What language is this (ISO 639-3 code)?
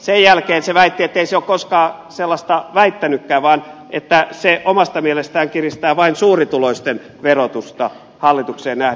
fin